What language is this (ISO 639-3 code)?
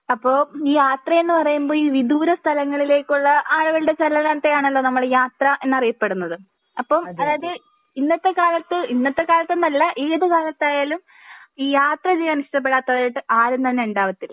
mal